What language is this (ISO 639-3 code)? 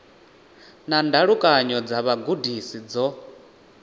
ven